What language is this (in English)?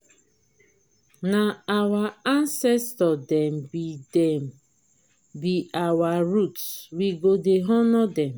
Nigerian Pidgin